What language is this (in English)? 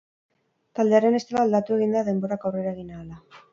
Basque